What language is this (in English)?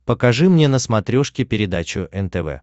Russian